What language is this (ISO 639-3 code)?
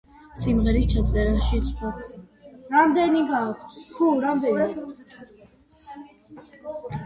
kat